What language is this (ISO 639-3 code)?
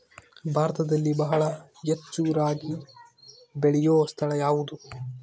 kan